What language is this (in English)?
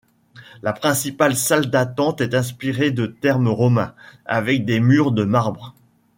French